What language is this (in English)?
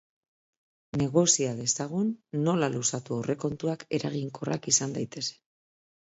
Basque